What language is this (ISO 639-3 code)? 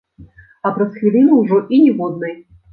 bel